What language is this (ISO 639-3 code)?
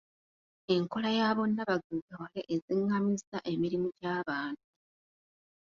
lug